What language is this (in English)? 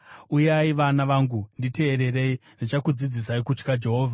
Shona